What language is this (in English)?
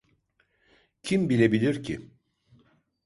Turkish